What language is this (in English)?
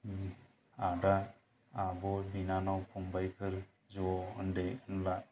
Bodo